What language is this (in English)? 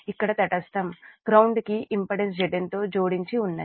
Telugu